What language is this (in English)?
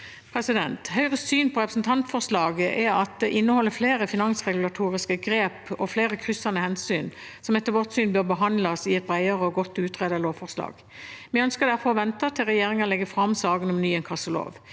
Norwegian